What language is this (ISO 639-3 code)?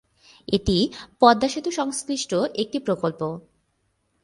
ben